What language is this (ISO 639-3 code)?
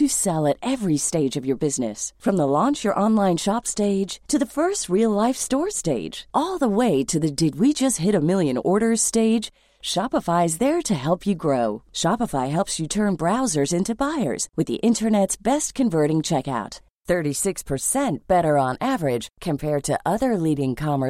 hin